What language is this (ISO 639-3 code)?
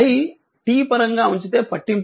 tel